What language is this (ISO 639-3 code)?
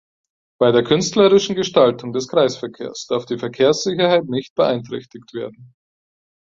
deu